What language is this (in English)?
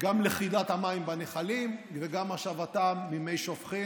Hebrew